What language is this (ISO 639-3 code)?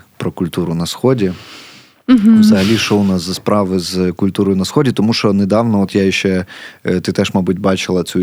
ukr